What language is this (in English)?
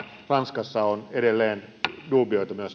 Finnish